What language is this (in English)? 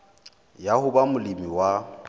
Southern Sotho